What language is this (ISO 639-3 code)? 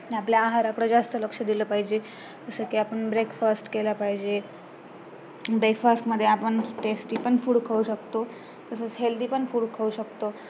mar